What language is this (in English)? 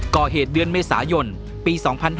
Thai